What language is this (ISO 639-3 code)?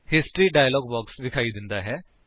pan